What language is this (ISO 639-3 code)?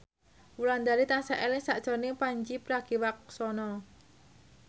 jav